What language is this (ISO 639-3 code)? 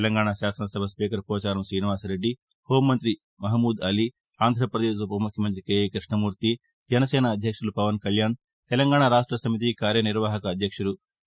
tel